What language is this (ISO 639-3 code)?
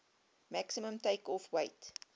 eng